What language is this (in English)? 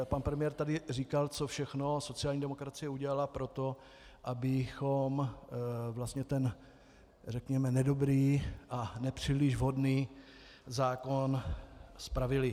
Czech